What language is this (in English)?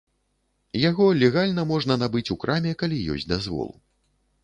Belarusian